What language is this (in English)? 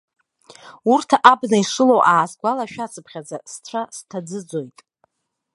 Abkhazian